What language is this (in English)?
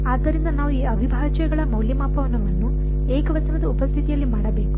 Kannada